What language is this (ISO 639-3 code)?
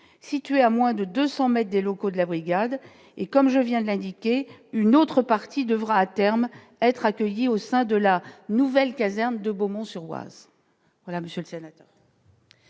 fra